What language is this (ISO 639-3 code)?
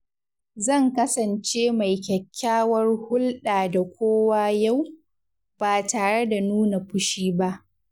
hau